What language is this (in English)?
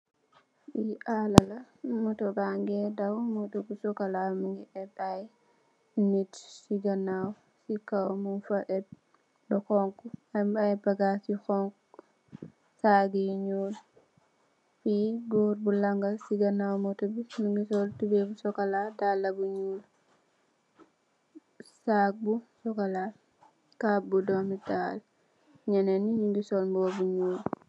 Wolof